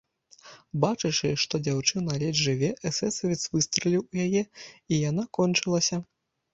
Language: Belarusian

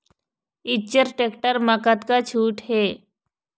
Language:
Chhattisgarhi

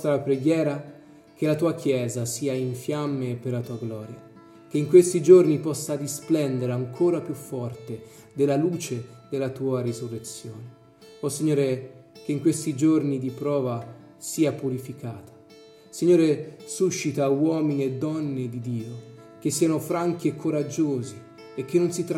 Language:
Italian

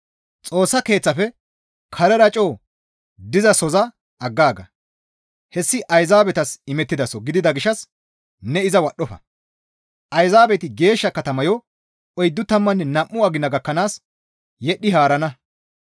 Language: Gamo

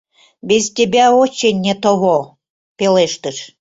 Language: Mari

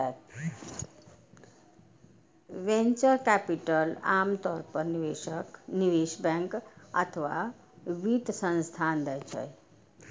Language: Maithili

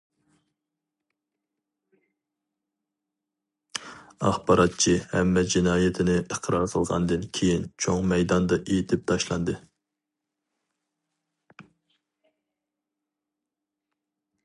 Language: Uyghur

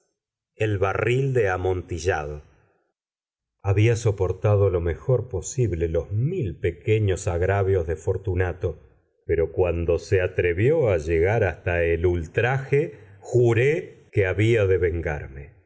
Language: Spanish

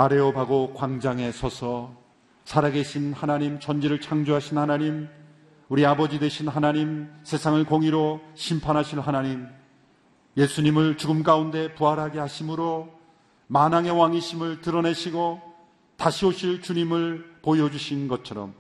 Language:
Korean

